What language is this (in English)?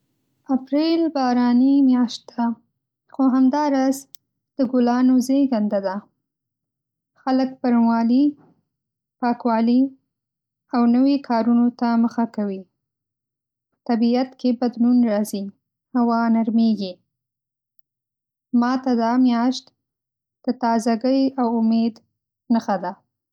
Pashto